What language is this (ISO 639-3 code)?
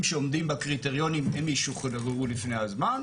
heb